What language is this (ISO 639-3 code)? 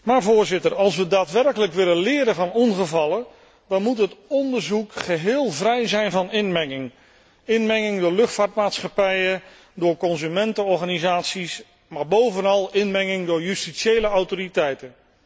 nld